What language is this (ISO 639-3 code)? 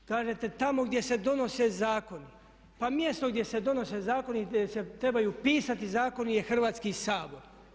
hrv